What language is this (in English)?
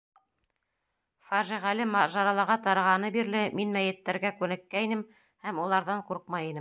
Bashkir